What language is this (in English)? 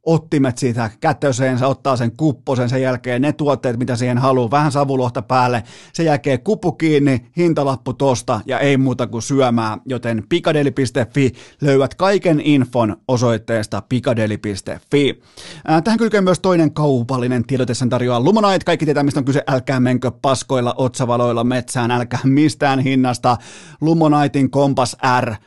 Finnish